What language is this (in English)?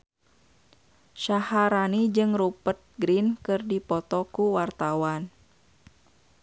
Sundanese